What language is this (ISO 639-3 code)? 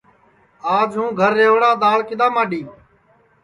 ssi